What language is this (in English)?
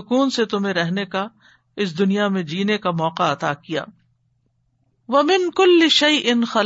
Urdu